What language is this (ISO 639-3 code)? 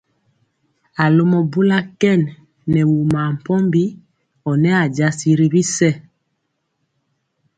mcx